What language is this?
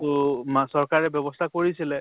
Assamese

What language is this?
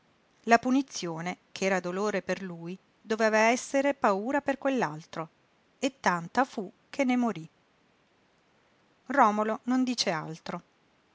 Italian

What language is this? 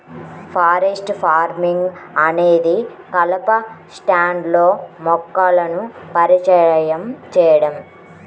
Telugu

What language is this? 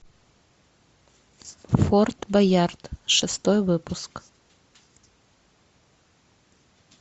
Russian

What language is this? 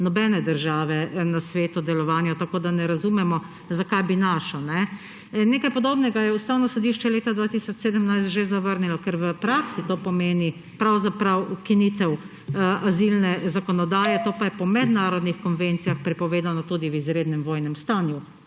Slovenian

